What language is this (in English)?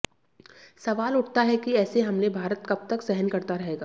Hindi